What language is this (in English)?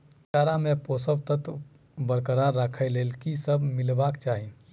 Maithili